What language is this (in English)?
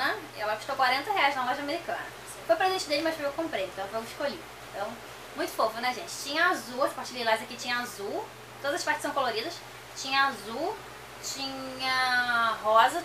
Portuguese